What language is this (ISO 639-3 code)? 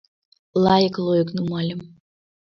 chm